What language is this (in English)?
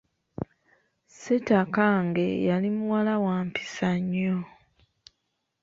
Ganda